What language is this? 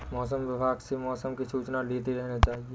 Hindi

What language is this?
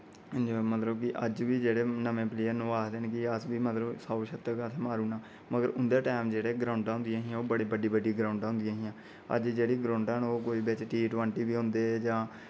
Dogri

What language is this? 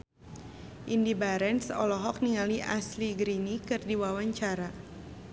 Sundanese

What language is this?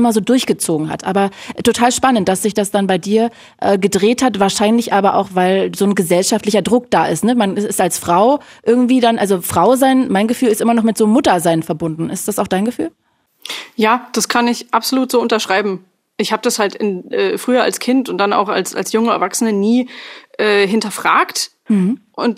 German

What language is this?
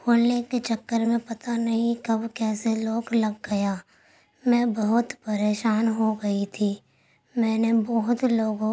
Urdu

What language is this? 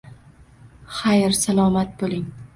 Uzbek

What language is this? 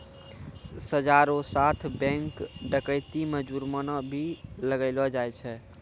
Maithili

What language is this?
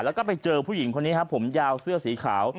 Thai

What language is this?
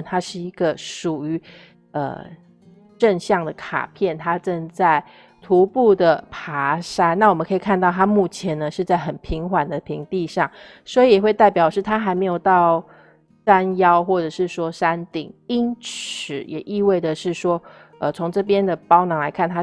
Chinese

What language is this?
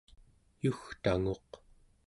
Central Yupik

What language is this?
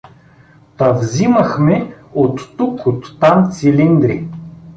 Bulgarian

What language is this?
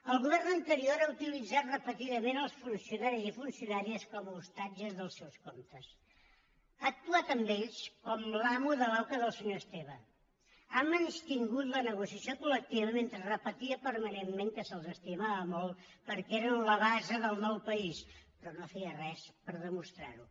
Catalan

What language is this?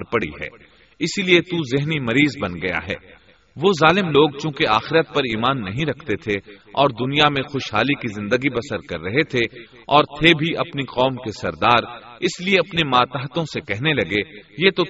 Urdu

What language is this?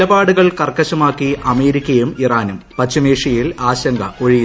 Malayalam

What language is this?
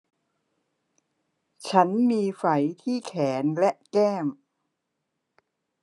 Thai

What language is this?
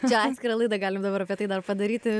Lithuanian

